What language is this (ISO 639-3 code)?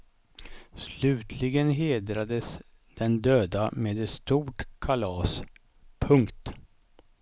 swe